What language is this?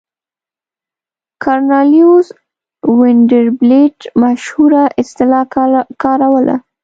Pashto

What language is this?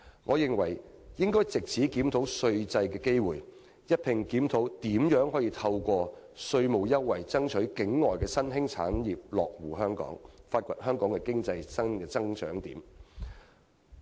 Cantonese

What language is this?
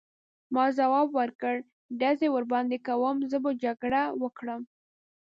Pashto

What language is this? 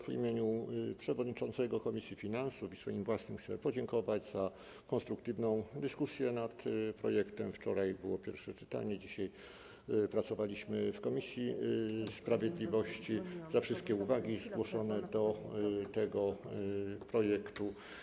Polish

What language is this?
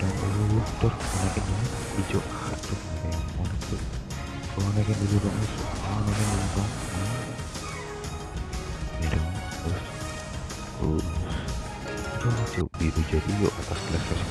Indonesian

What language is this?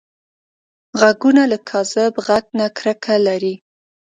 Pashto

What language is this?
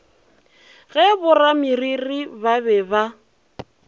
Northern Sotho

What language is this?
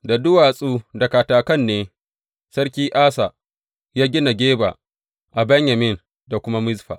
Hausa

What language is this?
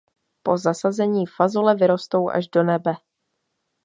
Czech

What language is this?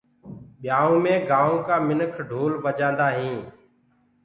Gurgula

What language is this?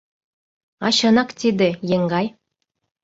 Mari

